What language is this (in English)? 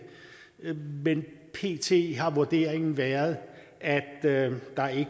Danish